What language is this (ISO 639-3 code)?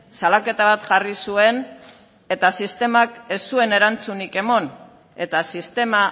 eus